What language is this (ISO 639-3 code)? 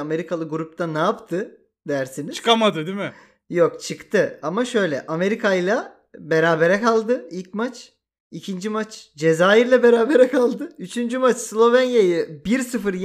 tur